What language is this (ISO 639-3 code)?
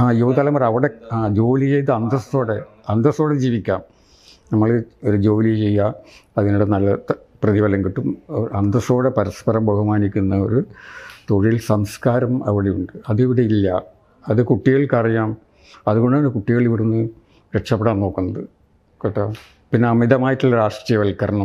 mal